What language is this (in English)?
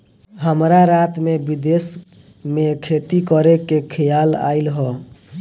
Bhojpuri